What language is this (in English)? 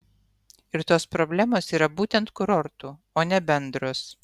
Lithuanian